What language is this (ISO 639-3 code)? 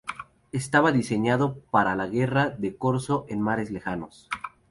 spa